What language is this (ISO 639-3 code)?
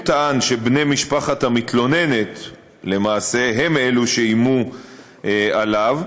heb